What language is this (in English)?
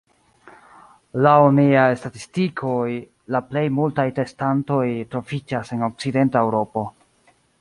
Esperanto